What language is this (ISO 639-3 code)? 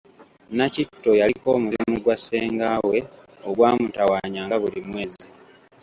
lug